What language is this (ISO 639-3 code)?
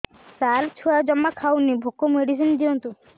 ori